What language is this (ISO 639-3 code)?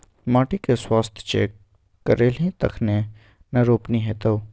mai